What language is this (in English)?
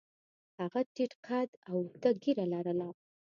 Pashto